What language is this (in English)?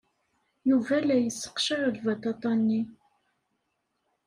Kabyle